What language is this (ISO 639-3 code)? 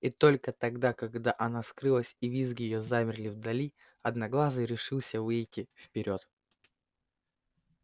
rus